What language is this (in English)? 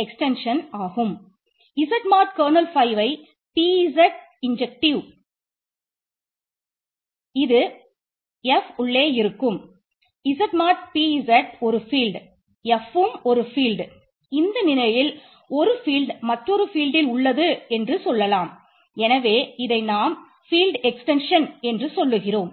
Tamil